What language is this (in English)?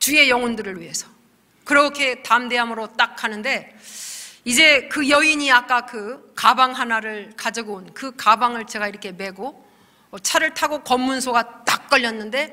Korean